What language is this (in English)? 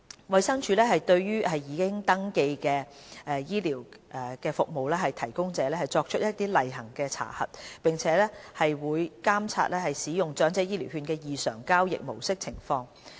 Cantonese